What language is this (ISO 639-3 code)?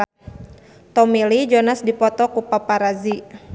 sun